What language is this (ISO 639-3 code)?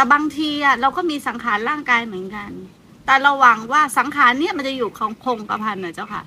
tha